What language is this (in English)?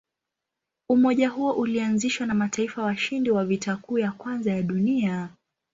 Swahili